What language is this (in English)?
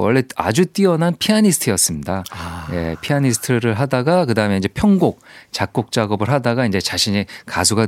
Korean